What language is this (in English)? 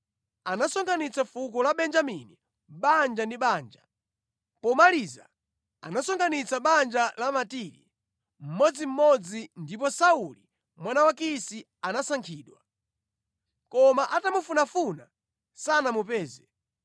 Nyanja